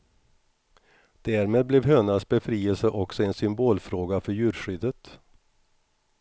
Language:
Swedish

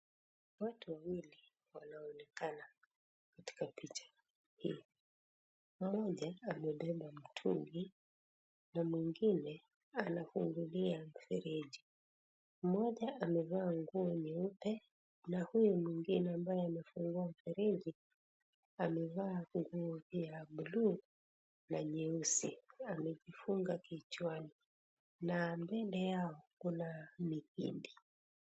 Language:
Swahili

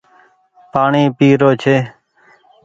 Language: Goaria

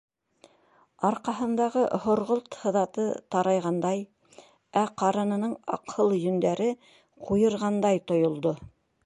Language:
Bashkir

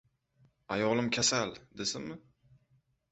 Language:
Uzbek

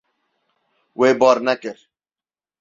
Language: Kurdish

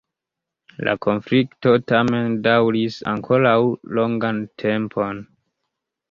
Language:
Esperanto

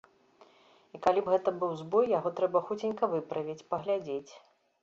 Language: Belarusian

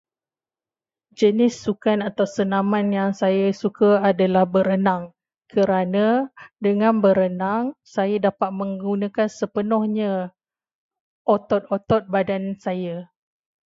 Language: Malay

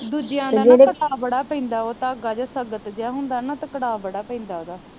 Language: Punjabi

